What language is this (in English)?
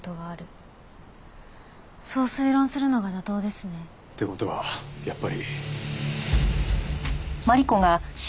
Japanese